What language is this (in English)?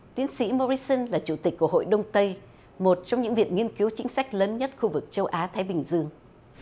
Vietnamese